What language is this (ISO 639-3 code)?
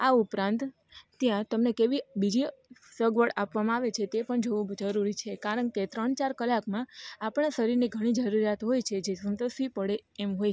guj